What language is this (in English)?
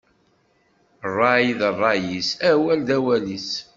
Kabyle